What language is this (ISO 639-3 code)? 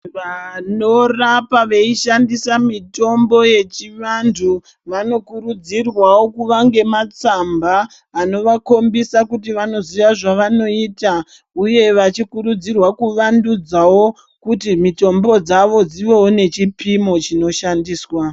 ndc